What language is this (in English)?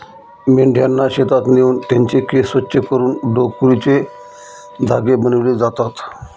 Marathi